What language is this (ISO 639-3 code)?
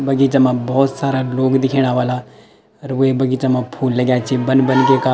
gbm